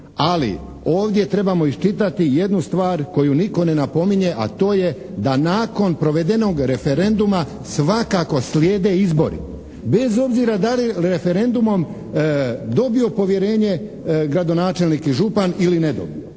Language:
Croatian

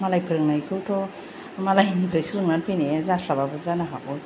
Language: Bodo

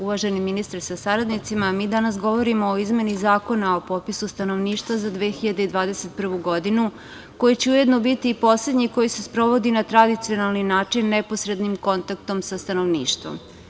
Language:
Serbian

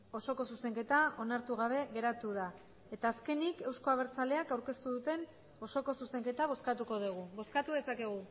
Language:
Basque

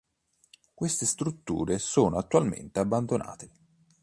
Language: Italian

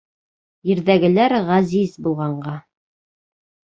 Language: Bashkir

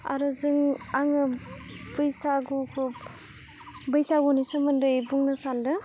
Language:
Bodo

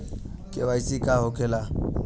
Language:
Bhojpuri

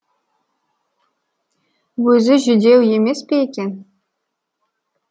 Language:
Kazakh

